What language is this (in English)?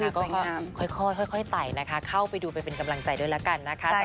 Thai